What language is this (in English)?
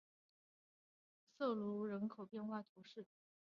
Chinese